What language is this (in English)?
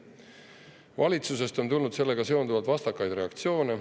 Estonian